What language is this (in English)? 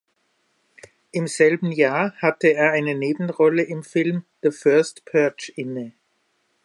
German